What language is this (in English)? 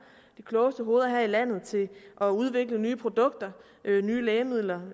Danish